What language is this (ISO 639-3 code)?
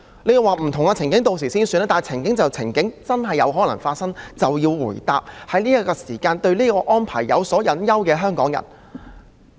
yue